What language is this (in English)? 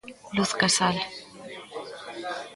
Galician